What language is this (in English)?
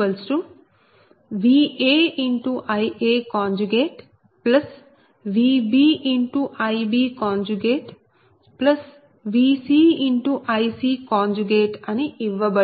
Telugu